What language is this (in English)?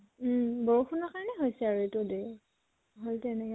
Assamese